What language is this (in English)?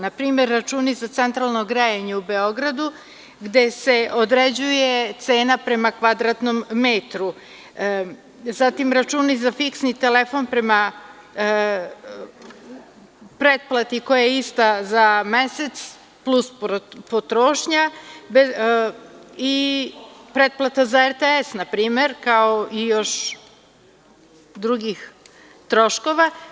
Serbian